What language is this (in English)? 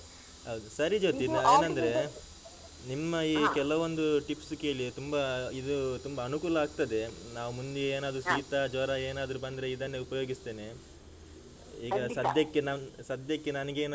Kannada